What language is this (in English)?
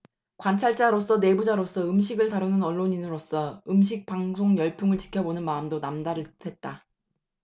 Korean